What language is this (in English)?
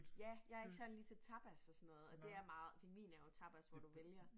Danish